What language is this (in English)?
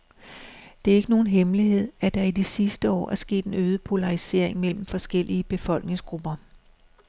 Danish